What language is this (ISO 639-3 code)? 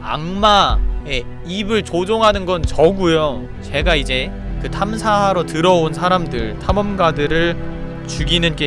kor